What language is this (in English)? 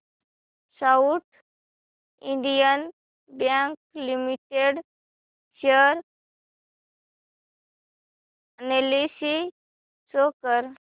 Marathi